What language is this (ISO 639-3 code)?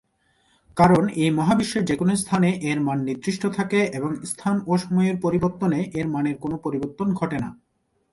ben